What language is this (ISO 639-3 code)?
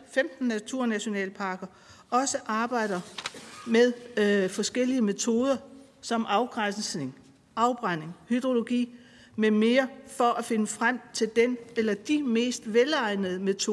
dan